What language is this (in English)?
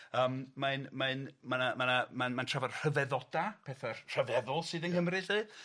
Welsh